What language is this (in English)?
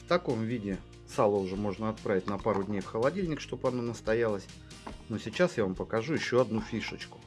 Russian